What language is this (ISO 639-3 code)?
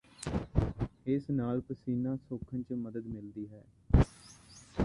pan